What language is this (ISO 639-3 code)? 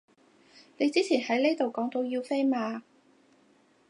yue